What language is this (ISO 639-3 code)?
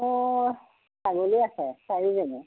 asm